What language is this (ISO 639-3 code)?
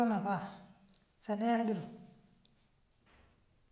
mlq